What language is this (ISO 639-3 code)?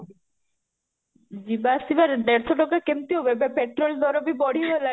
ori